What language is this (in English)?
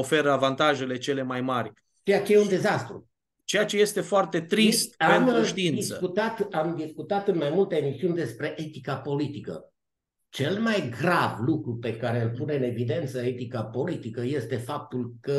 Romanian